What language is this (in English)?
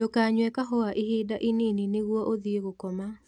Kikuyu